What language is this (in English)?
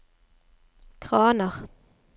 Norwegian